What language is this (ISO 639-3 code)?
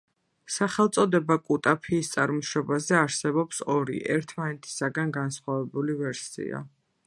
kat